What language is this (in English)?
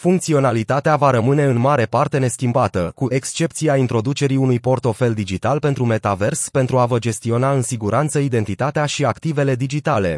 Romanian